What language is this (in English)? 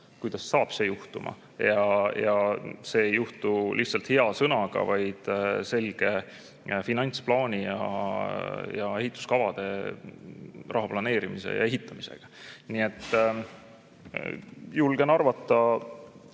Estonian